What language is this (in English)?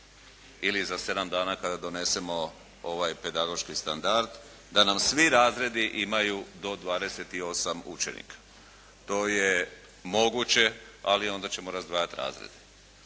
Croatian